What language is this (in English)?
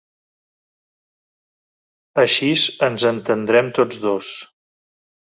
Catalan